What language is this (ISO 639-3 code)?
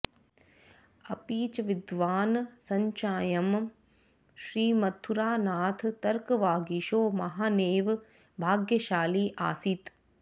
san